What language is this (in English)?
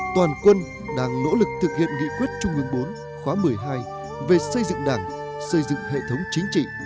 Vietnamese